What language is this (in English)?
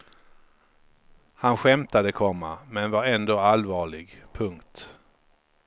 Swedish